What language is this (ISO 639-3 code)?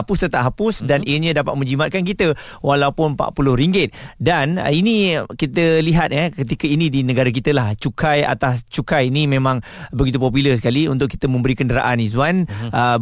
msa